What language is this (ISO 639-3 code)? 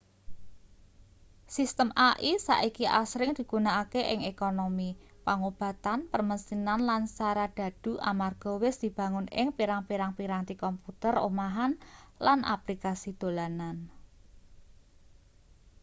jav